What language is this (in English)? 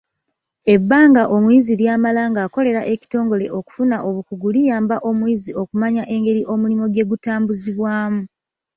Ganda